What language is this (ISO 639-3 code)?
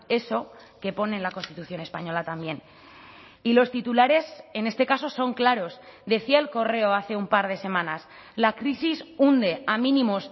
spa